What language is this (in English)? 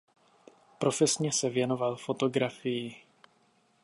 Czech